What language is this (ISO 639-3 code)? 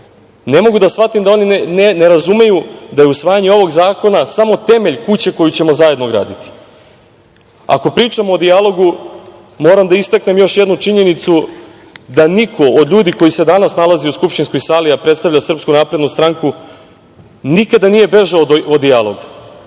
srp